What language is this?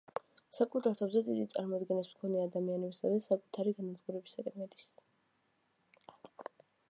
Georgian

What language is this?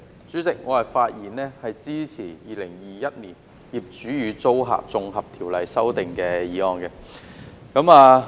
Cantonese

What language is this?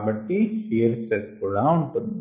Telugu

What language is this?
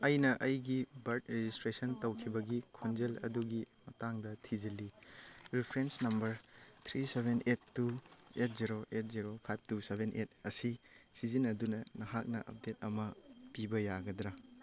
Manipuri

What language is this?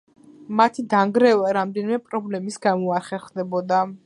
Georgian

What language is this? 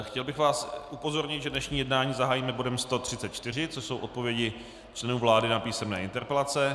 Czech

